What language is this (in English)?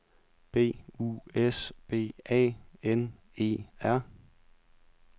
Danish